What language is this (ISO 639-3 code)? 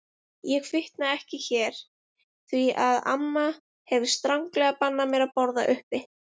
isl